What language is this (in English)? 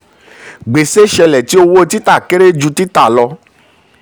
Yoruba